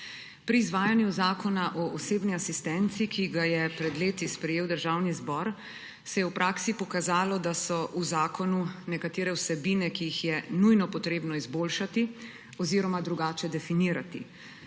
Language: Slovenian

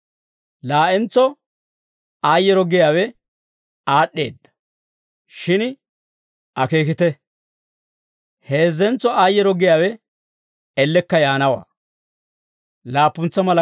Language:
Dawro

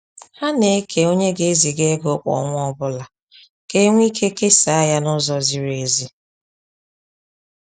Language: Igbo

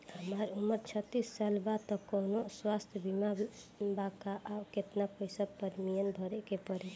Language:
Bhojpuri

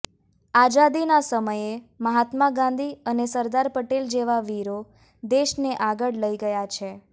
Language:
Gujarati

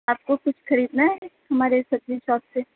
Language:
Urdu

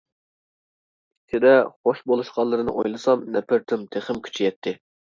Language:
Uyghur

